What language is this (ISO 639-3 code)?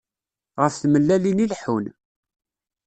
kab